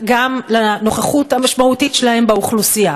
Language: Hebrew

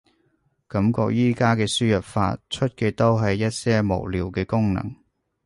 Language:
Cantonese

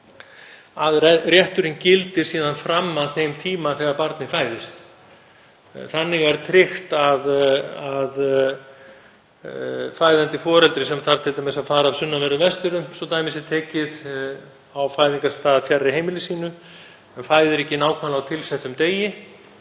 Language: Icelandic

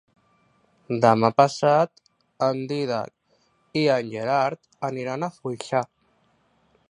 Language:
Catalan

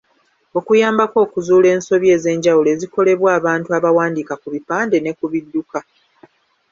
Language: Ganda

